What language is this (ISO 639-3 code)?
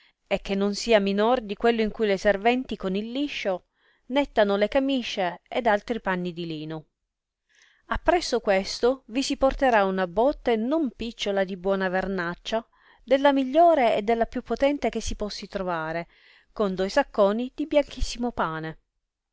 ita